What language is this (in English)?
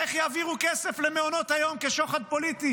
Hebrew